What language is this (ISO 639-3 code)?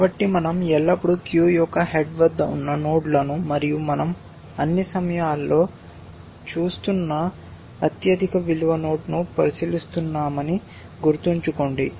tel